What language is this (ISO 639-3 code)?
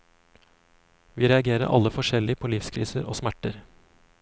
nor